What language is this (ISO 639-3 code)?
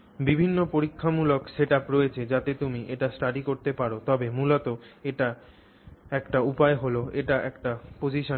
ben